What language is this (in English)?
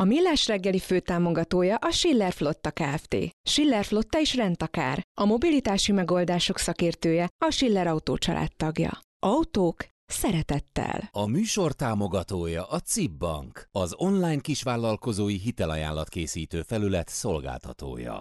Hungarian